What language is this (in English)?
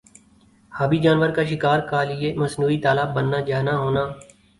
Urdu